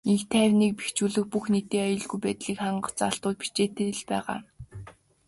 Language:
Mongolian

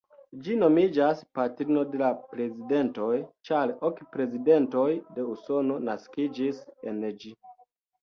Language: Esperanto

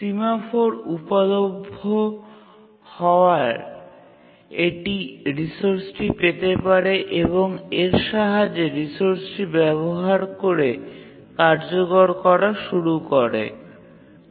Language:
Bangla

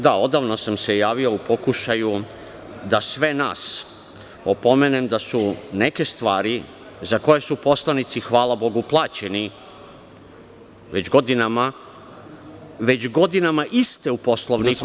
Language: Serbian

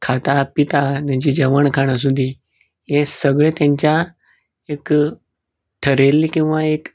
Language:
Konkani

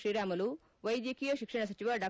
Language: Kannada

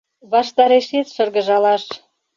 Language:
Mari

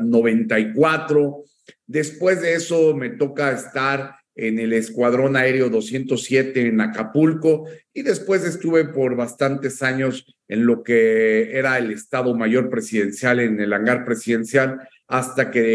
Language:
Spanish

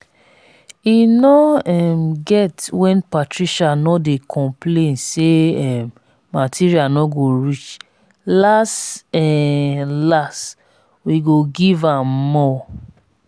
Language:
Nigerian Pidgin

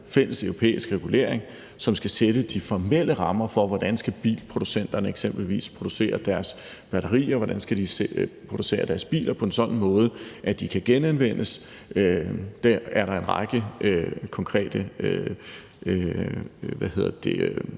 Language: Danish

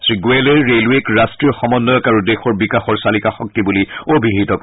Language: Assamese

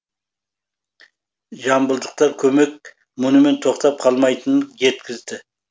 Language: Kazakh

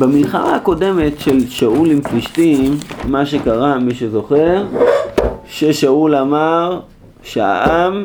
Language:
Hebrew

